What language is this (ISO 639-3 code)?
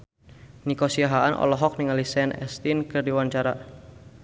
sun